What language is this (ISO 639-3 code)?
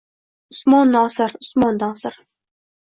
uzb